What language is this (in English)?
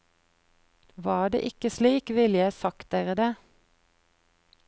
Norwegian